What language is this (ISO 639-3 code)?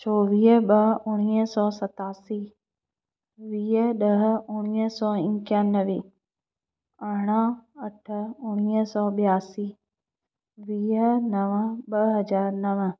snd